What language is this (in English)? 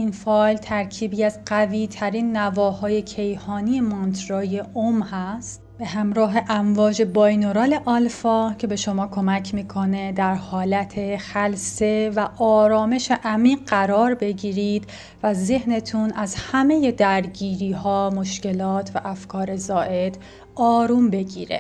Persian